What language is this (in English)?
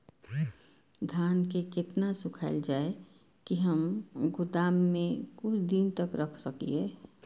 Maithili